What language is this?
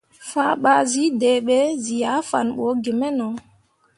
Mundang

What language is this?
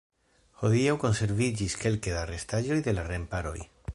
Esperanto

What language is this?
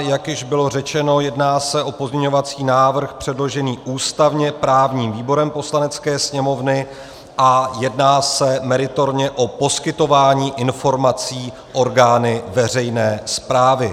Czech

